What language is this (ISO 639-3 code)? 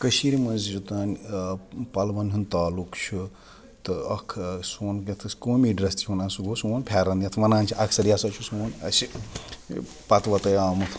kas